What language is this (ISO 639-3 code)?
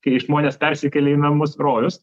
lit